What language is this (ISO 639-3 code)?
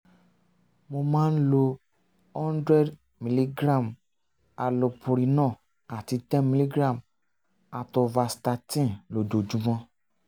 yor